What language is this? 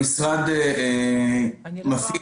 Hebrew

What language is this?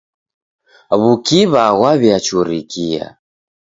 Taita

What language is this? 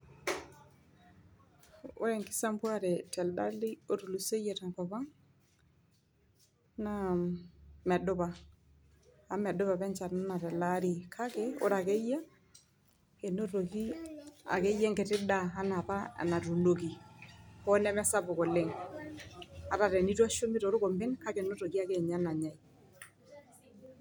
Masai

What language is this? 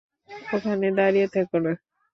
Bangla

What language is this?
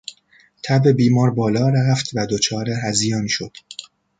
Persian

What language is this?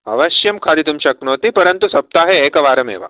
Sanskrit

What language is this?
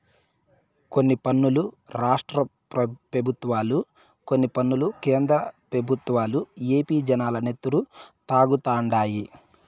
Telugu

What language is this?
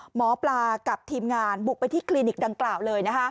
Thai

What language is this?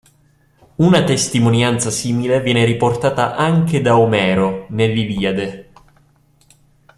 Italian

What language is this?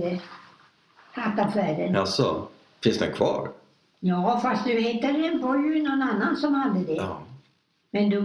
Swedish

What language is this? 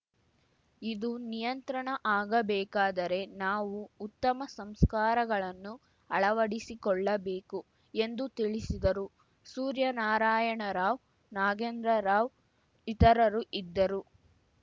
Kannada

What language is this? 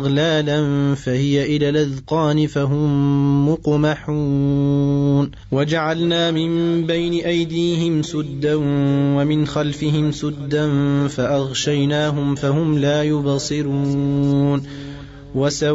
Arabic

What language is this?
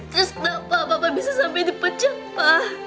Indonesian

